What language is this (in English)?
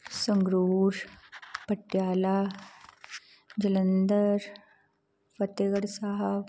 Punjabi